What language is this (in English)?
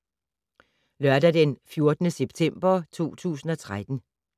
Danish